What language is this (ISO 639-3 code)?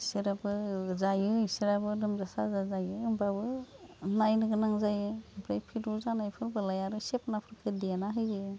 brx